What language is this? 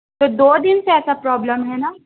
Urdu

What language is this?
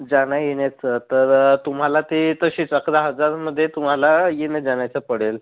Marathi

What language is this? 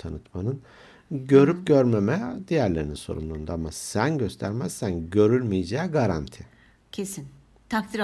Turkish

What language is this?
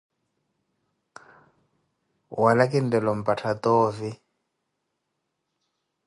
Koti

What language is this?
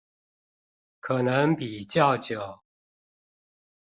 Chinese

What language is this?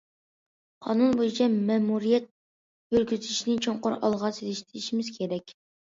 Uyghur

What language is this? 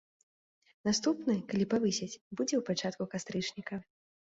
Belarusian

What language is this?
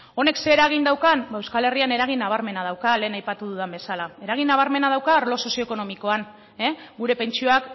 Basque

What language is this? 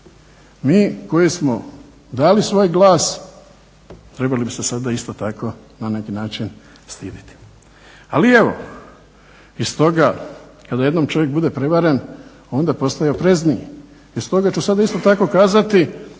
Croatian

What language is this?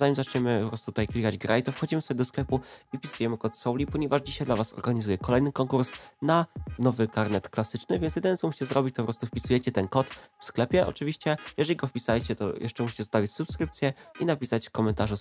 Polish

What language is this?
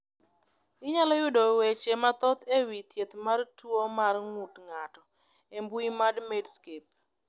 Luo (Kenya and Tanzania)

